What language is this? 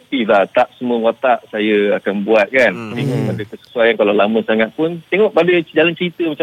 Malay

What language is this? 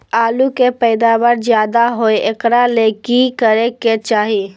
Magahi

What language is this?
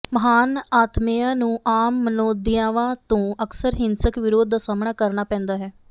Punjabi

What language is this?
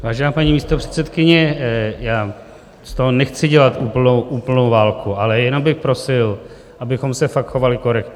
Czech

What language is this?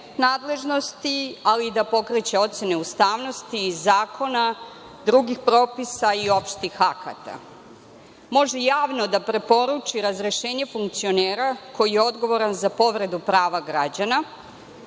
Serbian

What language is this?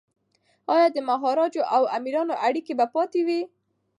Pashto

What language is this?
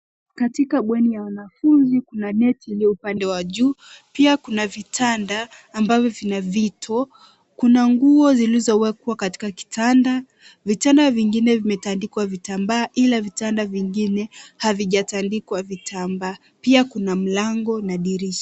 Swahili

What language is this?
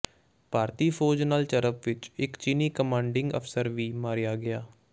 Punjabi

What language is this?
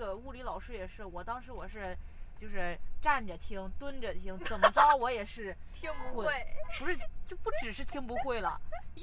Chinese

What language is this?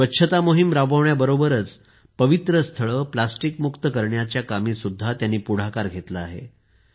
Marathi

